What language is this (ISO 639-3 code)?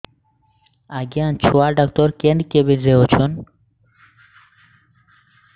ori